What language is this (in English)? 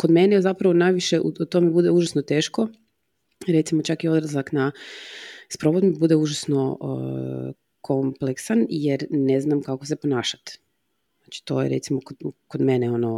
Croatian